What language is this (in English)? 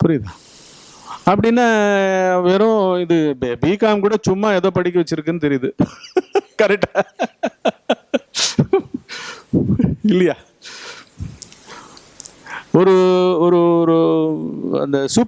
Tamil